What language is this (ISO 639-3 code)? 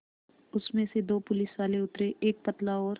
hin